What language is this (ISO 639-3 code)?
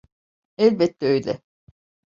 tur